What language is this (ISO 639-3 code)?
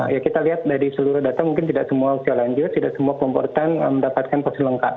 ind